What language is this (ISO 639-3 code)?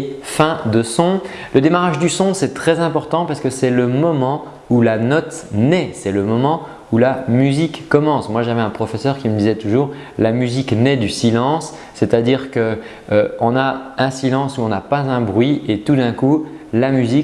fra